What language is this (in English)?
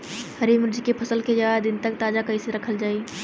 Bhojpuri